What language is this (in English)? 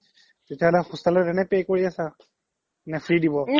Assamese